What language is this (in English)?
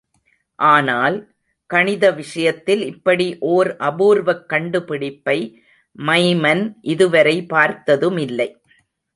Tamil